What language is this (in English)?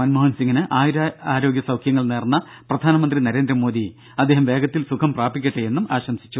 Malayalam